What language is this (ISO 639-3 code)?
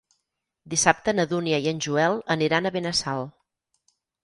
cat